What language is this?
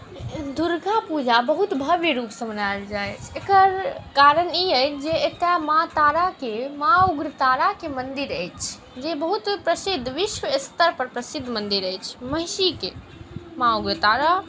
Maithili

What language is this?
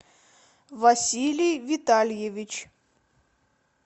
Russian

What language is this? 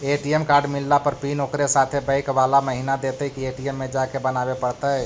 Magahi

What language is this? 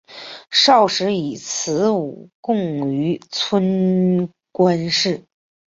Chinese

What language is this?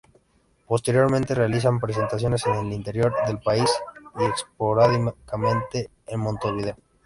Spanish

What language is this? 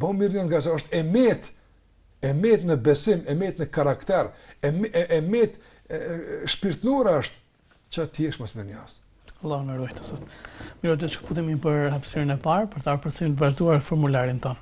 Ukrainian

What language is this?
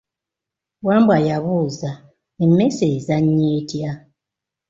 Ganda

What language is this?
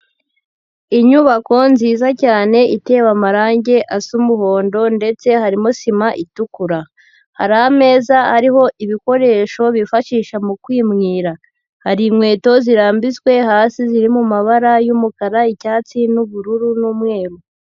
Kinyarwanda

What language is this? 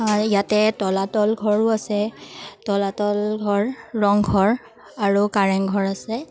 Assamese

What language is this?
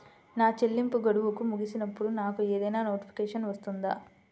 Telugu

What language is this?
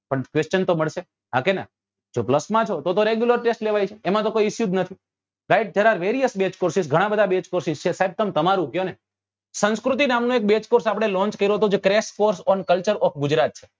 Gujarati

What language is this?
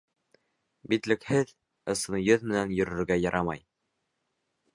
Bashkir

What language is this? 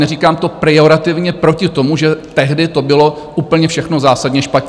Czech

